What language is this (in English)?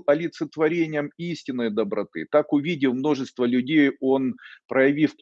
Russian